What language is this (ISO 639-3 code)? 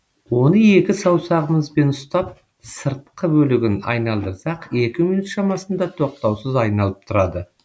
kaz